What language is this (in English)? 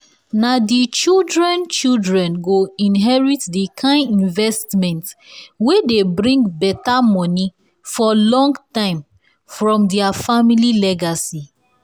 Nigerian Pidgin